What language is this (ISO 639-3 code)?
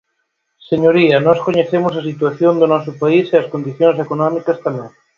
glg